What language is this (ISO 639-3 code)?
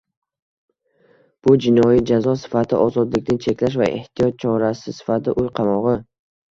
uzb